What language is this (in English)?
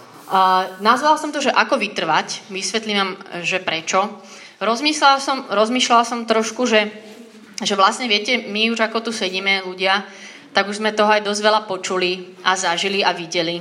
Slovak